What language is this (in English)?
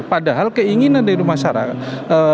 Indonesian